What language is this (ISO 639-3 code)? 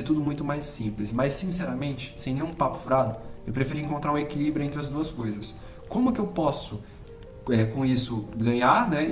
por